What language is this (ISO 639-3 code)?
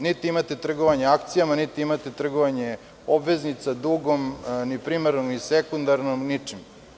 srp